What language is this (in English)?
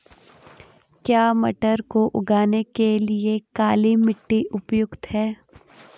Hindi